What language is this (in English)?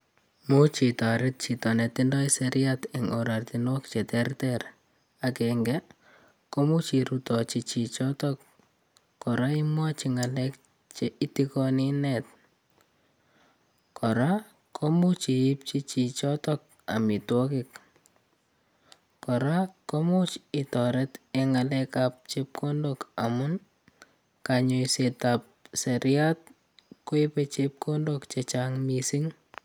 Kalenjin